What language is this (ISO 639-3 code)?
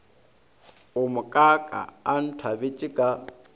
nso